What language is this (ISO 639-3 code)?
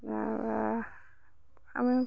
asm